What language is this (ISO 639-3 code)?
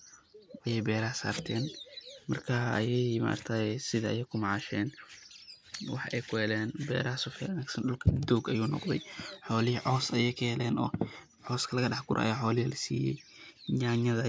som